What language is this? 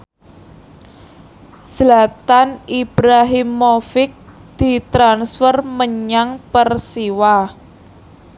Javanese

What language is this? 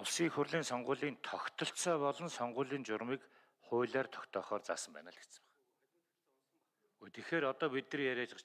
Korean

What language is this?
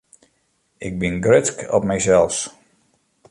Western Frisian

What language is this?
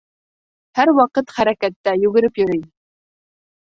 Bashkir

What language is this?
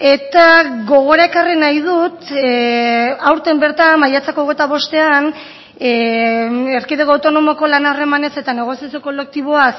Basque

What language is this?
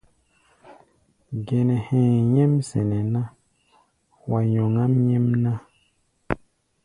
Gbaya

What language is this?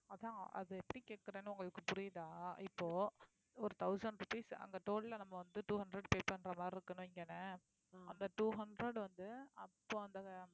Tamil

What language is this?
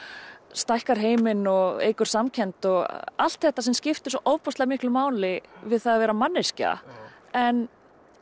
Icelandic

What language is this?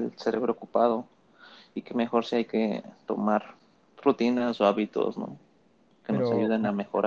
Spanish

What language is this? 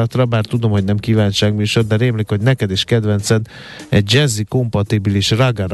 Hungarian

